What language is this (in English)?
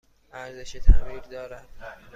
Persian